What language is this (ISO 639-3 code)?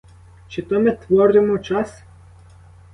ukr